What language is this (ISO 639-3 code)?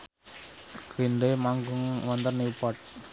jav